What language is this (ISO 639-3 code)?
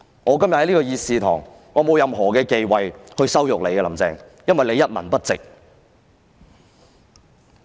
yue